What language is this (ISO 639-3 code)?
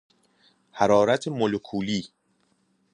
fas